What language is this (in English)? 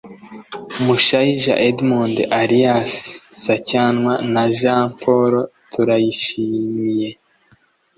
Kinyarwanda